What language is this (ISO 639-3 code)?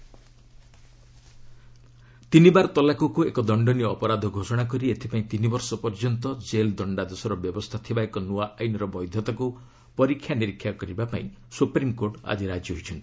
ori